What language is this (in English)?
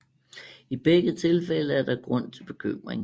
Danish